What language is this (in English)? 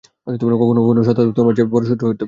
Bangla